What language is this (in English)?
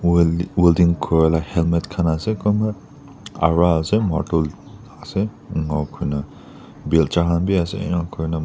Naga Pidgin